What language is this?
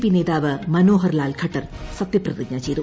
Malayalam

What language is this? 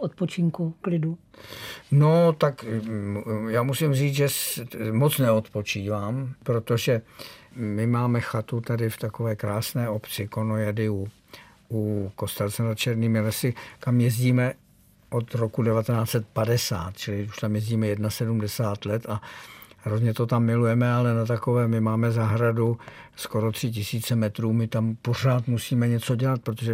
Czech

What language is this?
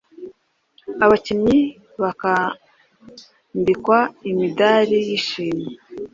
Kinyarwanda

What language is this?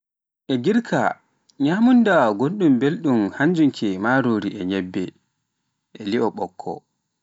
Pular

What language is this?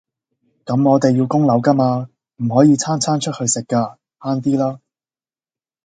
Cantonese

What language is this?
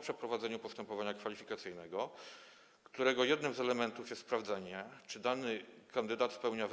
Polish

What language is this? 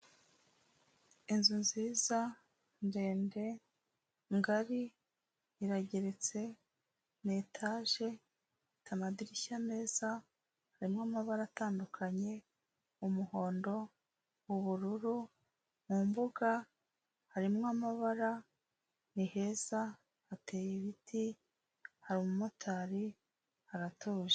Kinyarwanda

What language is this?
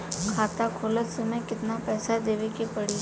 Bhojpuri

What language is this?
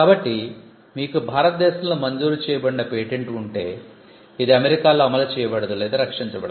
Telugu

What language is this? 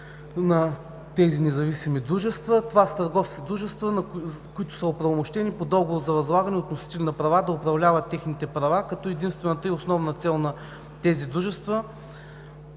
Bulgarian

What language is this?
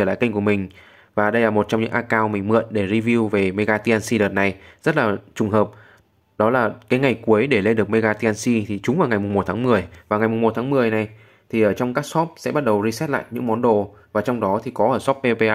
Vietnamese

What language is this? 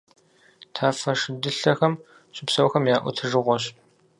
Kabardian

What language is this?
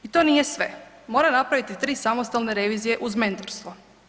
Croatian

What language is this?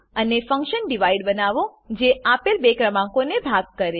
Gujarati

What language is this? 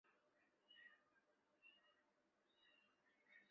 Chinese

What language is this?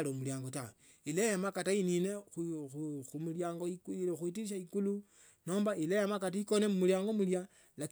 Tsotso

